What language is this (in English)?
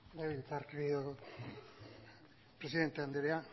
Basque